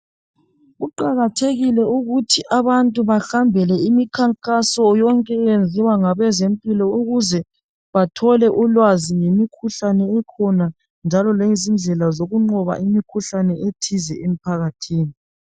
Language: North Ndebele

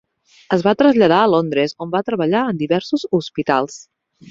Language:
Catalan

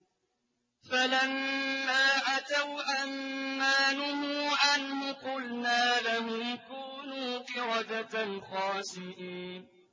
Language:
Arabic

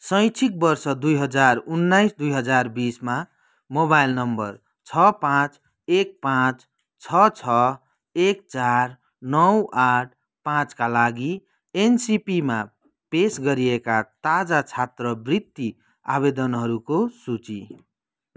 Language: Nepali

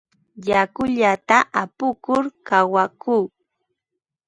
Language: Ambo-Pasco Quechua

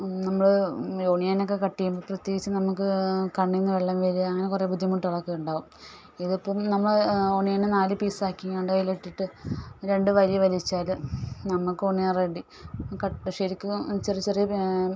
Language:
Malayalam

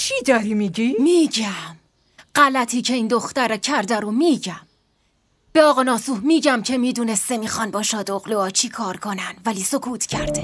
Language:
Persian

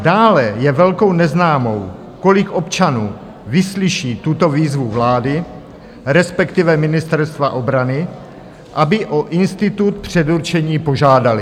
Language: Czech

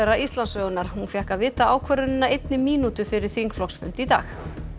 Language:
Icelandic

